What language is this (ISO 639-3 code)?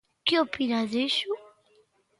glg